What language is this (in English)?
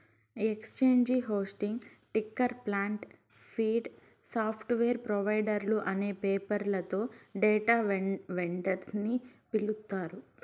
Telugu